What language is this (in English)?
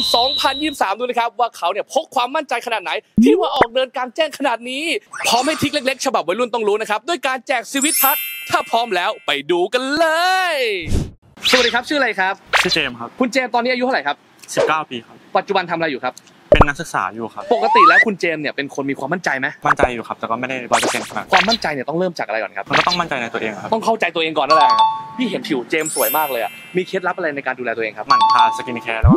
Thai